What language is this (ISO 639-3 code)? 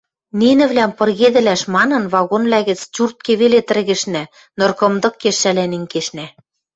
mrj